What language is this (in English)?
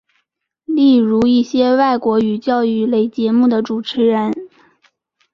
Chinese